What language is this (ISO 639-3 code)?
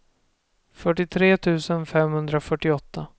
swe